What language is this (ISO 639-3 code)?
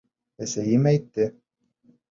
bak